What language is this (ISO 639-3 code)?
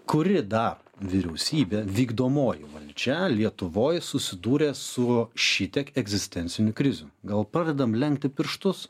lit